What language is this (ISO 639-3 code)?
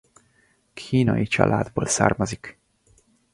hun